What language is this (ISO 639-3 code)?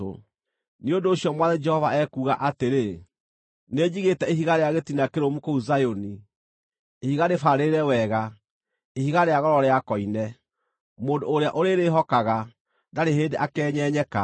kik